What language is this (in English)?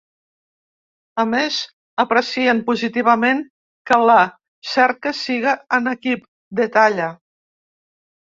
Catalan